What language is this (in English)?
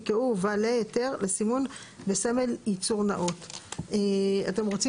Hebrew